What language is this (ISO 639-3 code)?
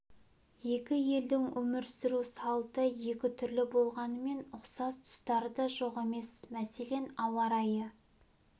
kaz